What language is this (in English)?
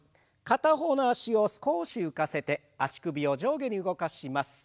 Japanese